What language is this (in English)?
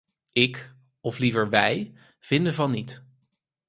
Dutch